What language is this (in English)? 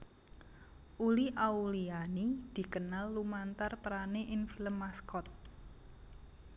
Javanese